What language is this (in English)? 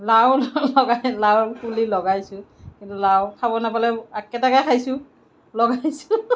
Assamese